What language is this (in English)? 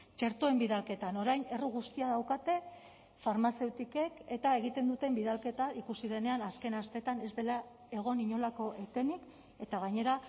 Basque